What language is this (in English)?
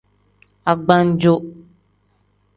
Tem